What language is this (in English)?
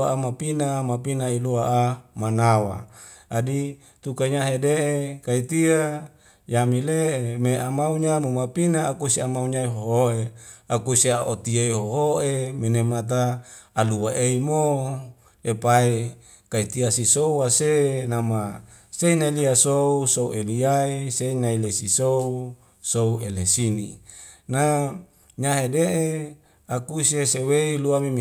Wemale